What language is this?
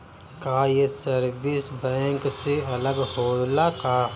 Bhojpuri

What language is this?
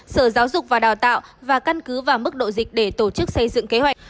Vietnamese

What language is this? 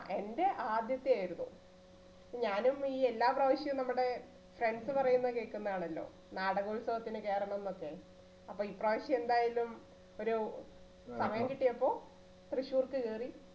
Malayalam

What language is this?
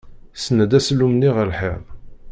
Kabyle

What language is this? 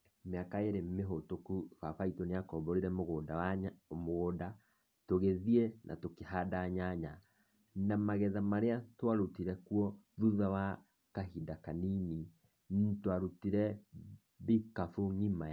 Kikuyu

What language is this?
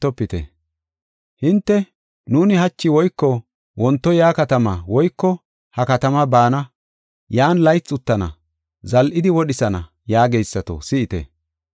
Gofa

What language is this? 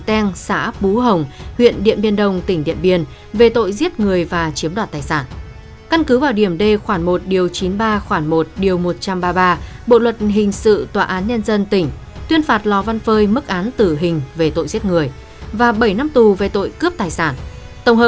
Vietnamese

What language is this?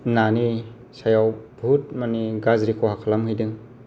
Bodo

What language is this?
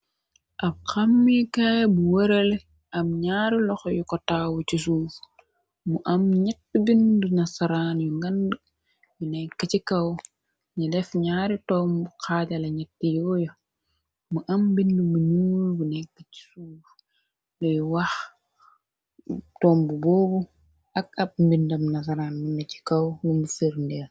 Wolof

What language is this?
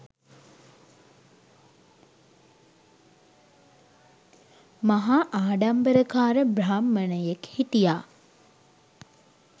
Sinhala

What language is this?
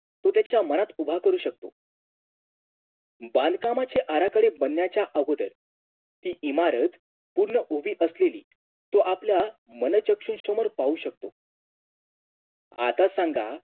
Marathi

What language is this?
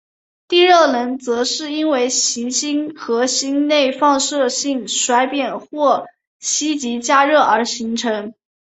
Chinese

